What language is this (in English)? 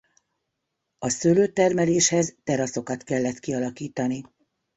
Hungarian